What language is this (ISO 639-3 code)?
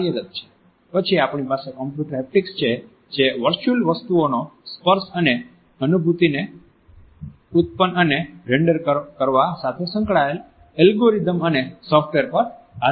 guj